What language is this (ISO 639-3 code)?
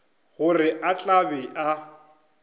nso